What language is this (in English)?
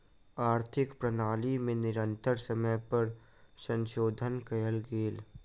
Maithili